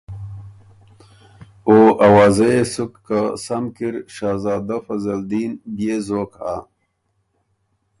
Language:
Ormuri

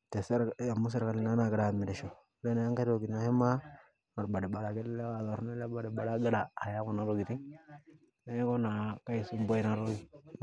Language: Masai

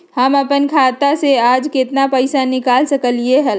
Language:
Magahi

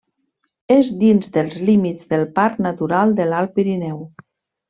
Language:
Catalan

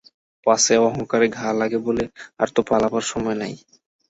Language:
Bangla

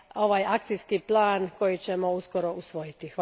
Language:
Croatian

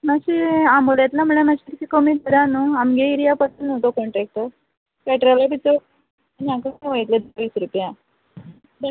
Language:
Konkani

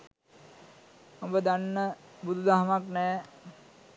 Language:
Sinhala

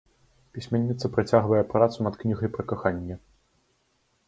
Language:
Belarusian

